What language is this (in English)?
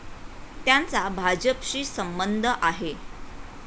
Marathi